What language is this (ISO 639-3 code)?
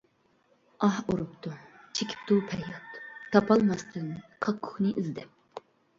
uig